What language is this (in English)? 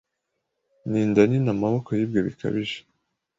Kinyarwanda